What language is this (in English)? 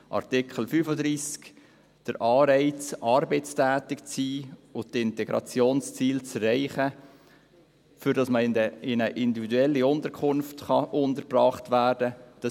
Swiss German